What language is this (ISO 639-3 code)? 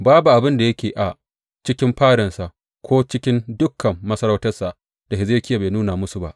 hau